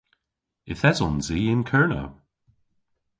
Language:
Cornish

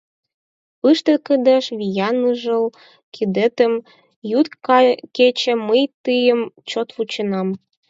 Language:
Mari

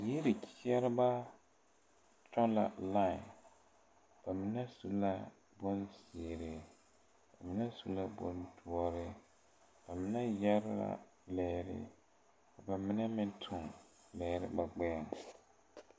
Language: Southern Dagaare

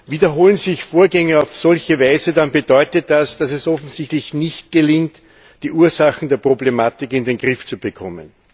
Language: German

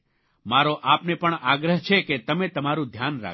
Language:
Gujarati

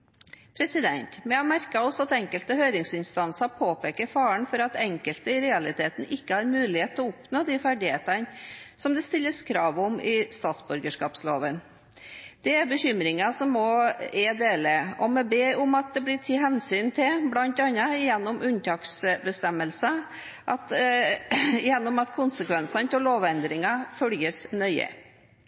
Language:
Norwegian Bokmål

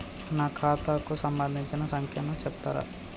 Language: Telugu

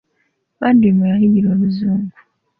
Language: Ganda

